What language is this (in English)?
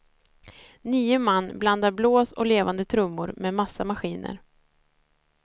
Swedish